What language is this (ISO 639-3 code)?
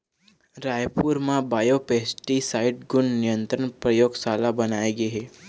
hne